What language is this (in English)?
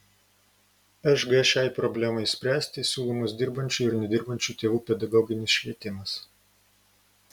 Lithuanian